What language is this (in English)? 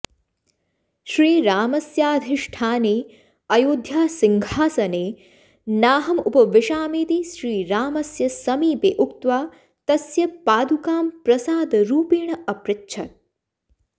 Sanskrit